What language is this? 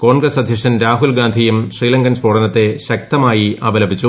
Malayalam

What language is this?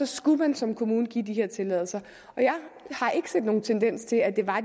Danish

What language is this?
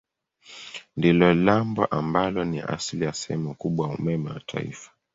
Swahili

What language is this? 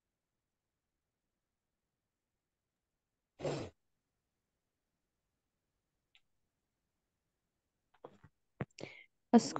Arabic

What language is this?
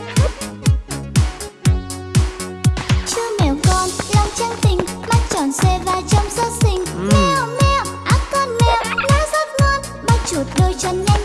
Vietnamese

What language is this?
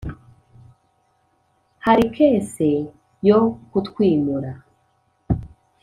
Kinyarwanda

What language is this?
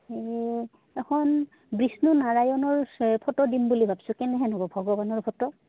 Assamese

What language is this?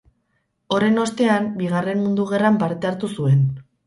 Basque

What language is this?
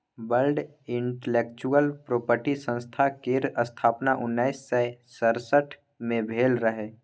Maithili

